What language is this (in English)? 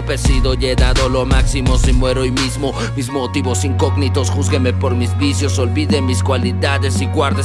Spanish